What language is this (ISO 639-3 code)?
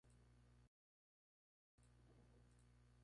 spa